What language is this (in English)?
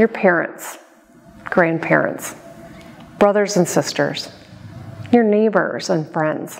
English